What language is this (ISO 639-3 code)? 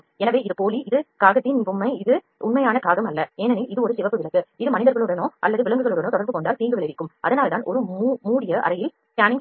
tam